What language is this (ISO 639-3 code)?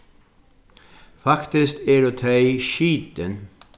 fao